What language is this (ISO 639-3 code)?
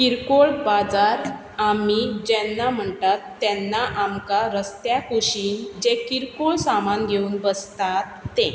kok